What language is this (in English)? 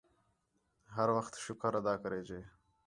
Khetrani